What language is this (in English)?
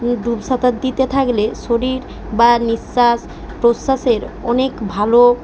Bangla